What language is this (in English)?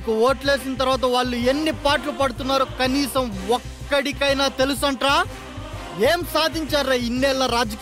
Telugu